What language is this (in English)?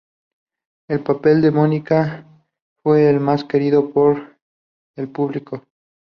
Spanish